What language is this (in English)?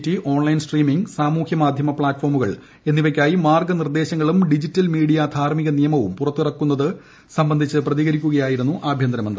Malayalam